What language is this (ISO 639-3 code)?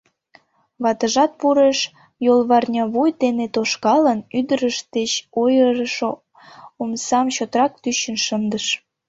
chm